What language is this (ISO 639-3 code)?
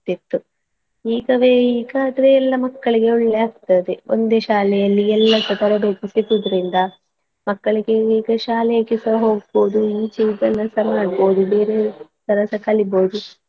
kan